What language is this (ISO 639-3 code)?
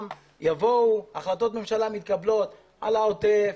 heb